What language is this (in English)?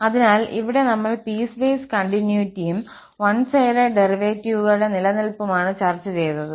Malayalam